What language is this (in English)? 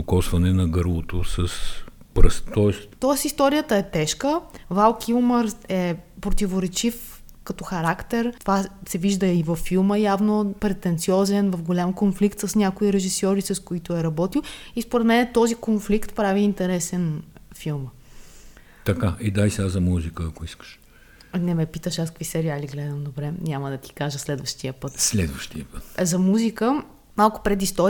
Bulgarian